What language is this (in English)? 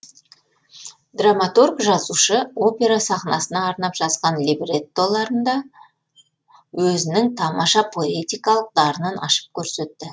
Kazakh